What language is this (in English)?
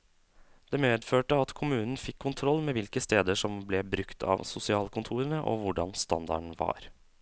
Norwegian